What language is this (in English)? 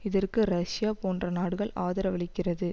Tamil